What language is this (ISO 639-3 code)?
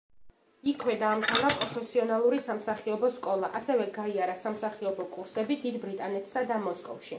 kat